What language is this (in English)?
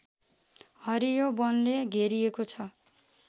Nepali